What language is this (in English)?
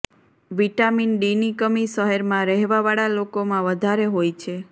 Gujarati